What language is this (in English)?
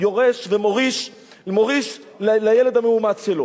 Hebrew